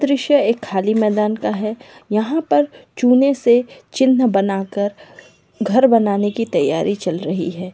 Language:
Magahi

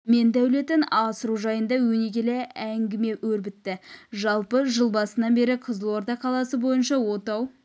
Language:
Kazakh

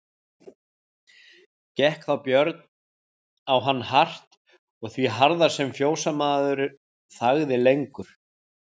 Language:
Icelandic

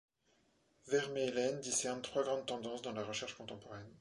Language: French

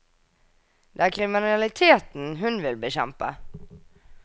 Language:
Norwegian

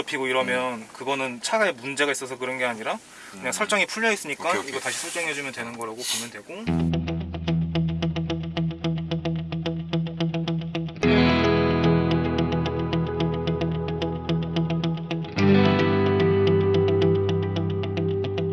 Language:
Korean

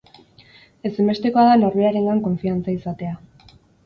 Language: Basque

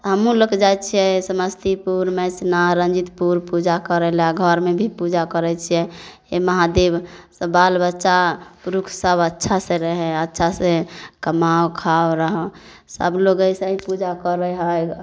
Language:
Maithili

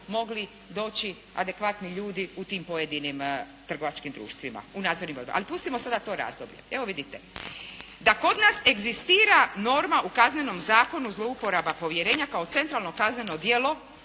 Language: Croatian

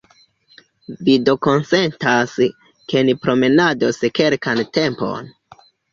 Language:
Esperanto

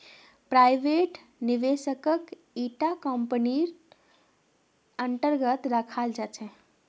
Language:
Magahi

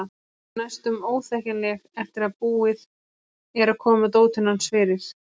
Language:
Icelandic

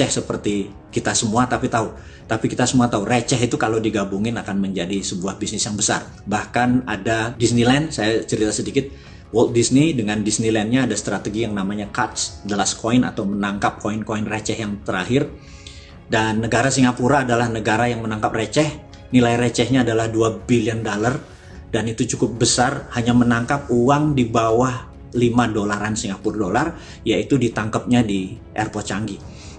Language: Indonesian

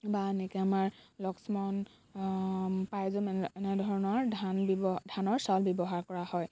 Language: Assamese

